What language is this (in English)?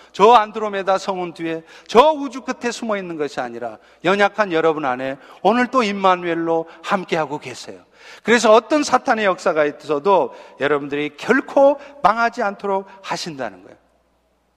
Korean